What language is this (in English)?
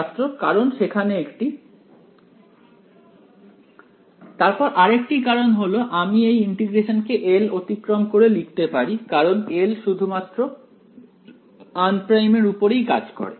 Bangla